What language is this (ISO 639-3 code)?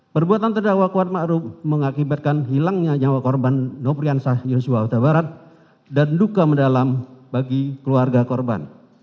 ind